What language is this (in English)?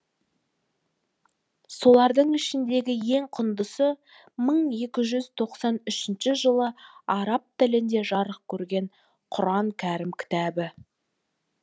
Kazakh